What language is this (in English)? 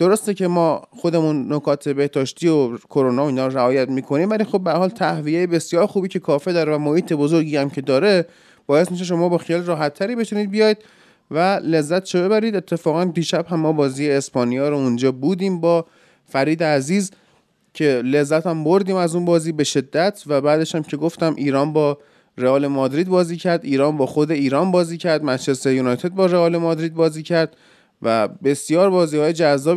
Persian